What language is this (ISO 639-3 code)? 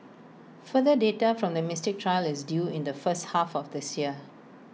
eng